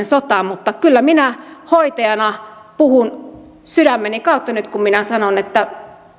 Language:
Finnish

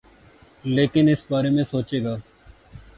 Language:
Urdu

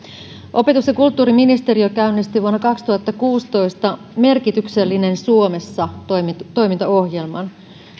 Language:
Finnish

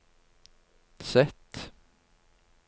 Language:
Norwegian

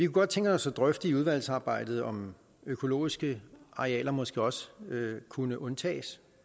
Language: Danish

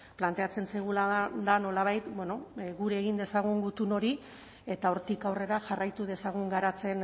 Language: Basque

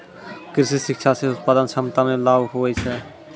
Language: Maithili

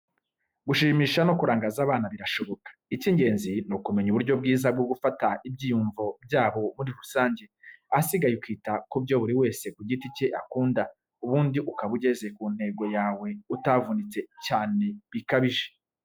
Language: Kinyarwanda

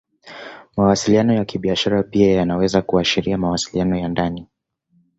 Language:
Swahili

